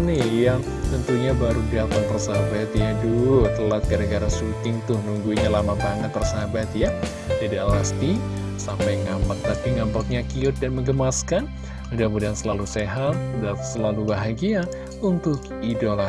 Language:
Indonesian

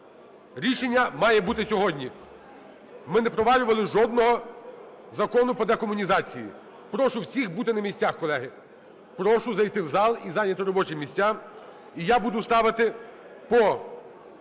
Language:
Ukrainian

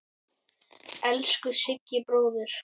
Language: Icelandic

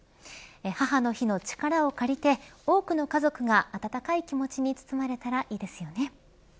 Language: Japanese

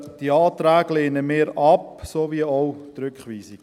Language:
Swiss German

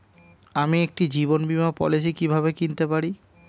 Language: Bangla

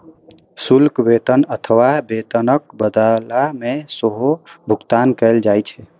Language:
Maithili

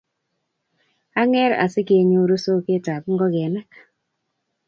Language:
Kalenjin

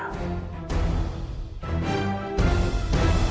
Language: Indonesian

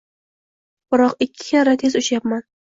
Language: Uzbek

